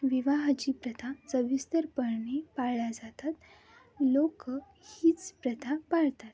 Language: Marathi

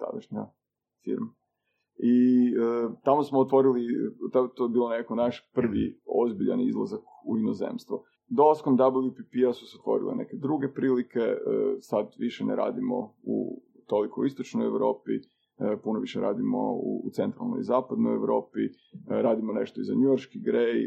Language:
Croatian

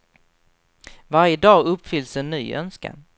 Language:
Swedish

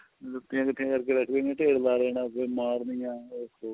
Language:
Punjabi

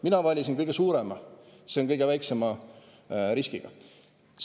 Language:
Estonian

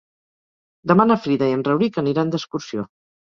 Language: Catalan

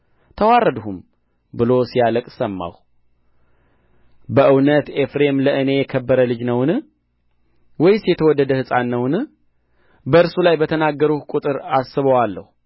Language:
Amharic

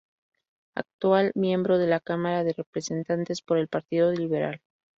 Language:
Spanish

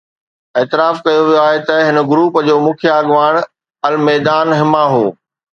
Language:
Sindhi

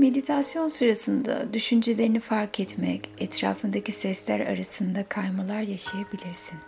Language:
Turkish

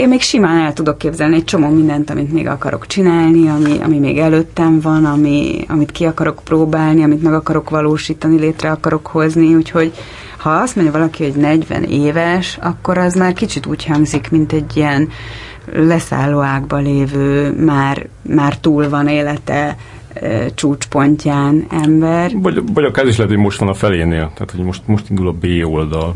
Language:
Hungarian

